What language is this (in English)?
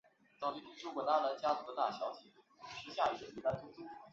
Chinese